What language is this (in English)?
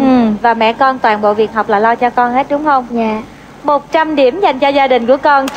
Vietnamese